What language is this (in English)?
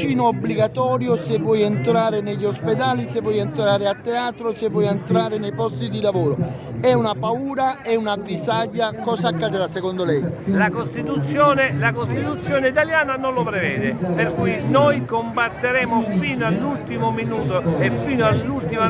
Italian